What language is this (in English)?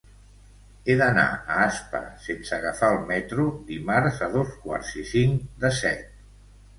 Catalan